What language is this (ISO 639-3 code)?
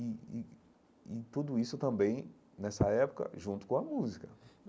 por